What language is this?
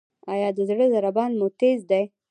Pashto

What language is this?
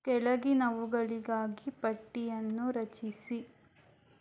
Kannada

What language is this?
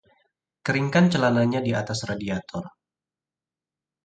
Indonesian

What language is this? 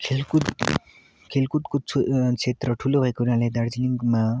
Nepali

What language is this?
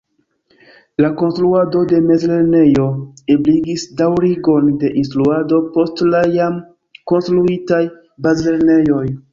Esperanto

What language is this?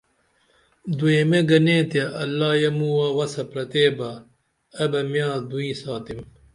Dameli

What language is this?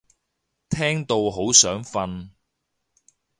Cantonese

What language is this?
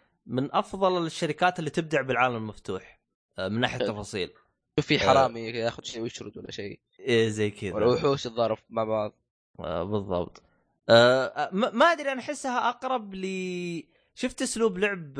Arabic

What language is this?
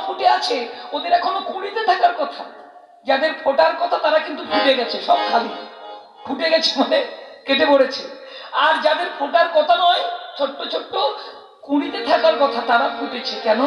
Bangla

